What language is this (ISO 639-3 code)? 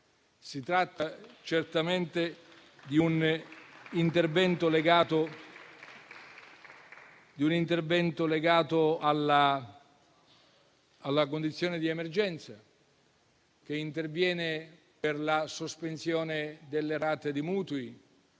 ita